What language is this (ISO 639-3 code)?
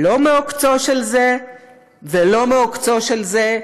heb